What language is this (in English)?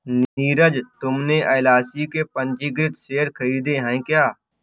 Hindi